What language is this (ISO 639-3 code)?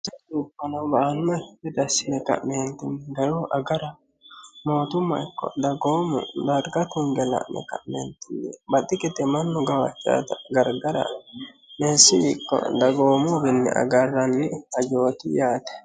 sid